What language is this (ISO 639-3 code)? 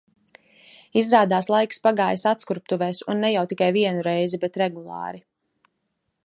lav